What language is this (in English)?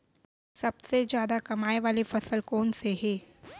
Chhattisgarhi